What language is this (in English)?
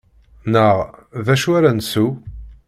Kabyle